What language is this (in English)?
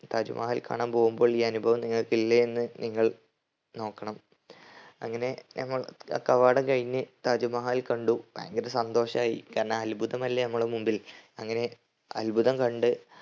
Malayalam